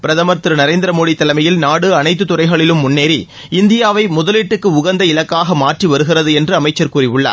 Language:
Tamil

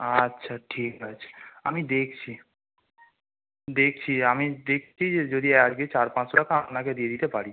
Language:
Bangla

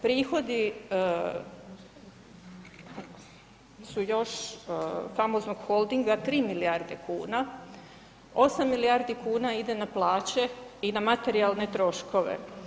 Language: Croatian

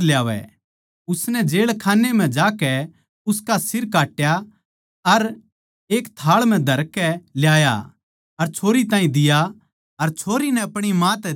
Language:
Haryanvi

